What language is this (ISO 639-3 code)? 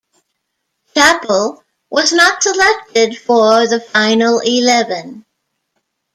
eng